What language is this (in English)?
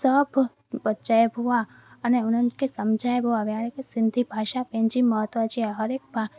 Sindhi